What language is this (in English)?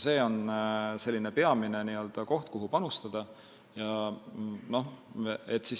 Estonian